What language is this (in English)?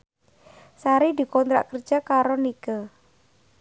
Javanese